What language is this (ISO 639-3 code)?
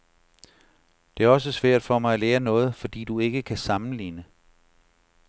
dan